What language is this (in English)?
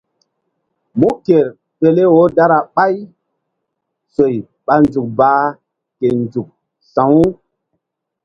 Mbum